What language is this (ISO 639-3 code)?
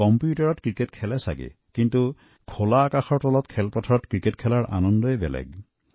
asm